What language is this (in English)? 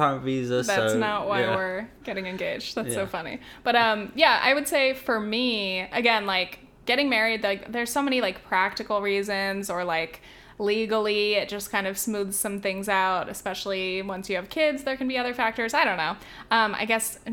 English